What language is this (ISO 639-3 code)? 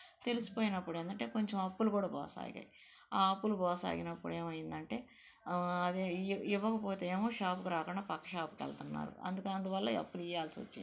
tel